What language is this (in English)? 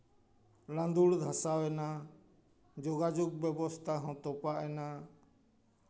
Santali